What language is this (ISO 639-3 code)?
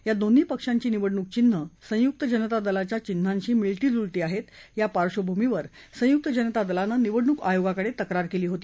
mar